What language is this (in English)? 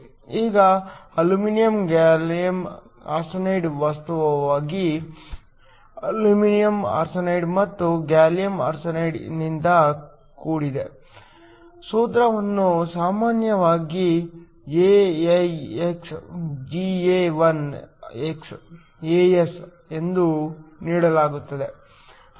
Kannada